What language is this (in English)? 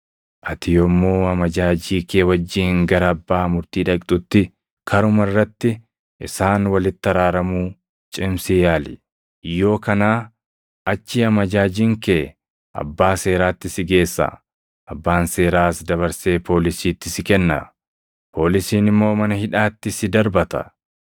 Oromo